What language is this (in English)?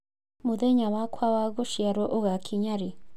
Kikuyu